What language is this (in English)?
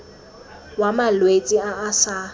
Tswana